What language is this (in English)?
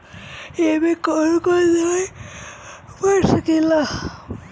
Bhojpuri